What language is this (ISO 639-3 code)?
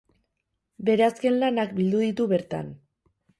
eus